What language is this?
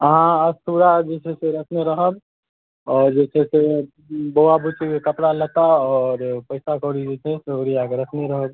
Maithili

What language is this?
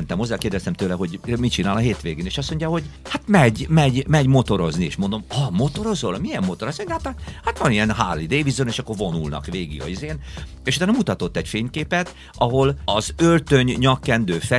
Hungarian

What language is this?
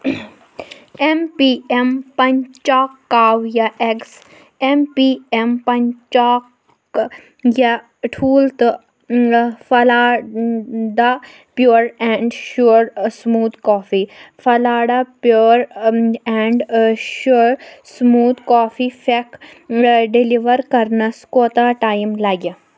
Kashmiri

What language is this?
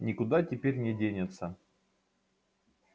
Russian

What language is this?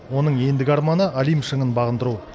Kazakh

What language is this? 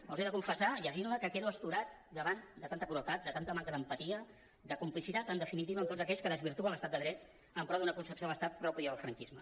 Catalan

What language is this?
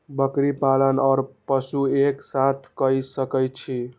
Maithili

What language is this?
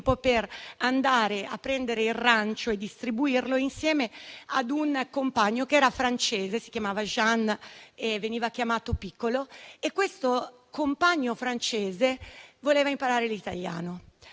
Italian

